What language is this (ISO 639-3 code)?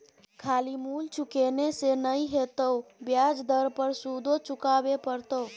mai